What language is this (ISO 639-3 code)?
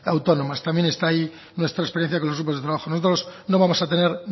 spa